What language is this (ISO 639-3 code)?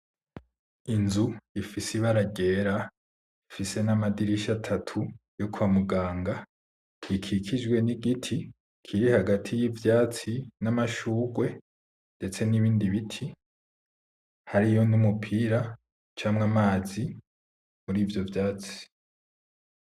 run